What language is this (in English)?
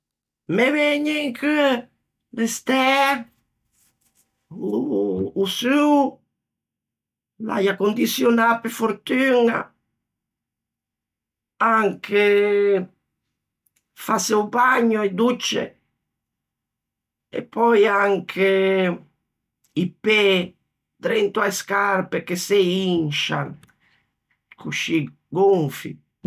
Ligurian